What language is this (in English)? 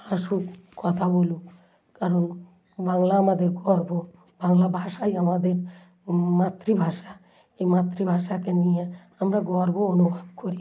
Bangla